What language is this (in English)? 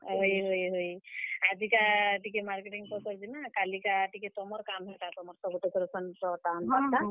Odia